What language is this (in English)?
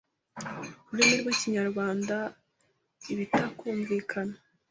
Kinyarwanda